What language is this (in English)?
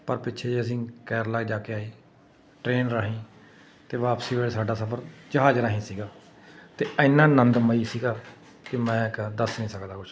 Punjabi